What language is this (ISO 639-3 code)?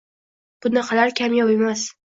uzb